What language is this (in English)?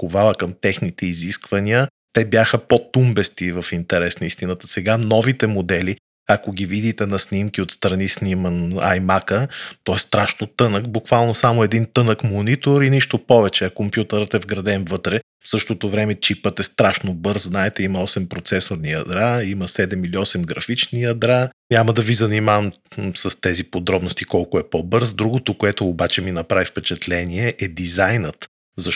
Bulgarian